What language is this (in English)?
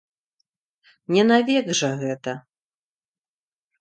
Belarusian